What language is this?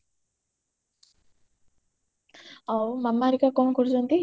Odia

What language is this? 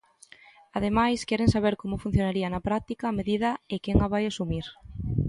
Galician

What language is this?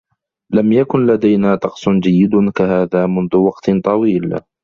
Arabic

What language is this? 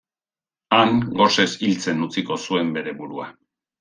Basque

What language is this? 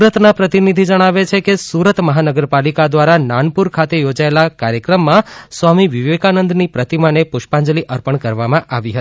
Gujarati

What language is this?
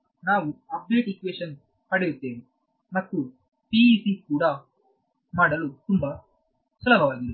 Kannada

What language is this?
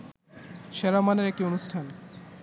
Bangla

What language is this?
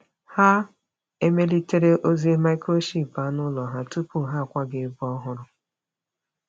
Igbo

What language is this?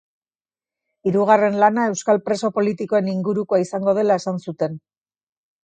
Basque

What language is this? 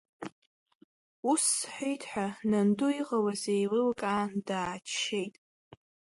Abkhazian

